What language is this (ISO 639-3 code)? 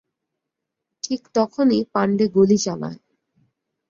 ben